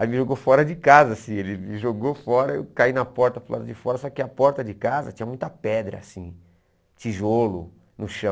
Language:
Portuguese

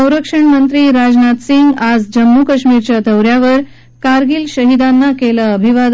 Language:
Marathi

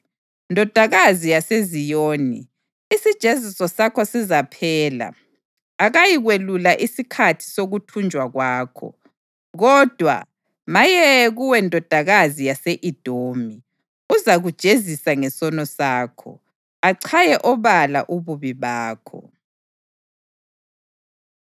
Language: North Ndebele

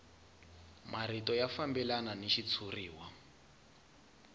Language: Tsonga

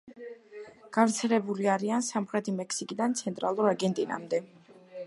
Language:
Georgian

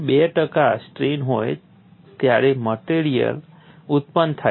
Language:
Gujarati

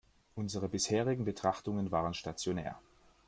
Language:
German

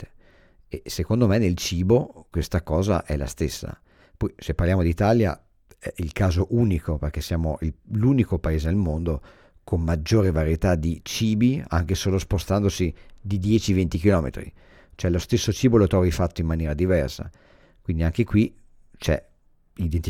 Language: Italian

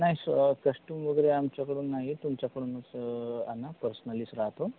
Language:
Marathi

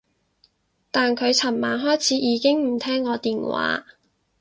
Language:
Cantonese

